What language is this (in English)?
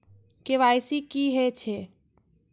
Maithili